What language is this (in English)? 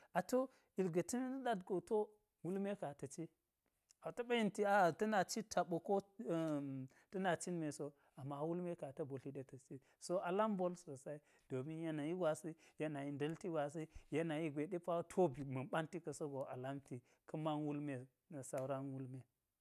Geji